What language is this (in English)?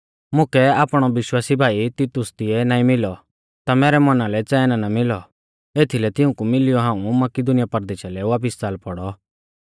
Mahasu Pahari